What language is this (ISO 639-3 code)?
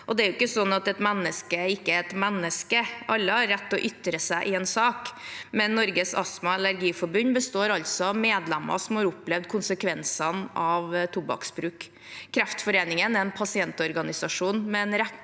nor